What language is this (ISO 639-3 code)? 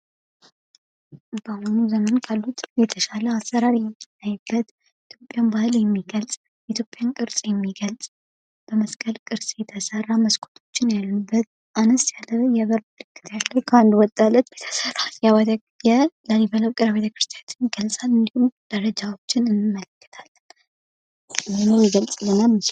amh